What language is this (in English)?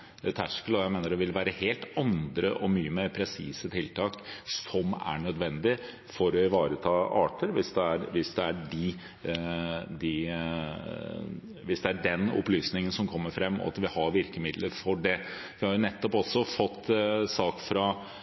Norwegian Bokmål